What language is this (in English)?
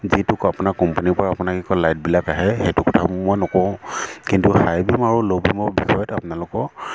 Assamese